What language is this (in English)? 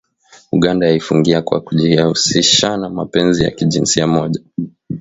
Swahili